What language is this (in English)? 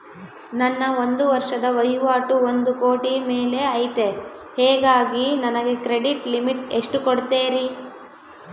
Kannada